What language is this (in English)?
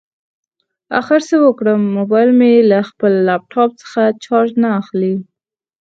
Pashto